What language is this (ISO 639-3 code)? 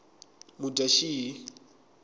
tso